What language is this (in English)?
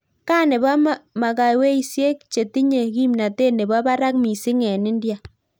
Kalenjin